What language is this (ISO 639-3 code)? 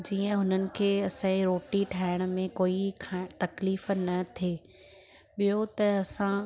snd